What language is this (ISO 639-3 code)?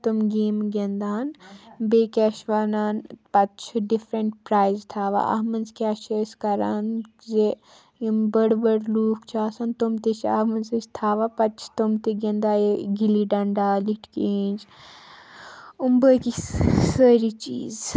kas